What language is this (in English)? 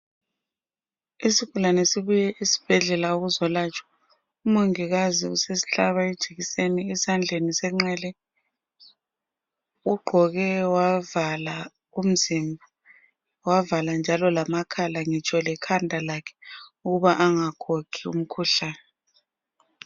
North Ndebele